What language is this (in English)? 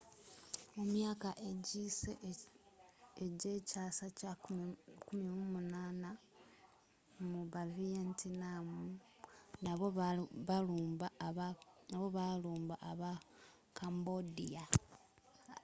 Ganda